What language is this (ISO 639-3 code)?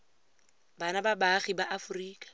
tsn